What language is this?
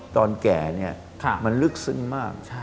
Thai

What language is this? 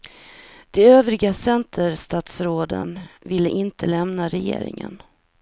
Swedish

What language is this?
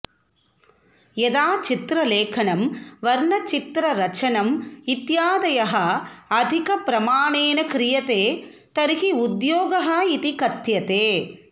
Sanskrit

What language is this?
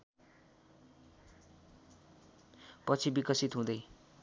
Nepali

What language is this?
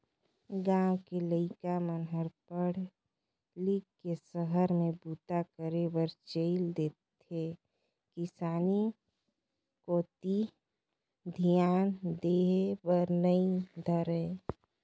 Chhattisgarhi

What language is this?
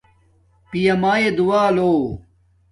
Domaaki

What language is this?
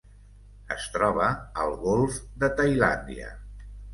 Catalan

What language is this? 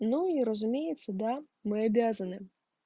Russian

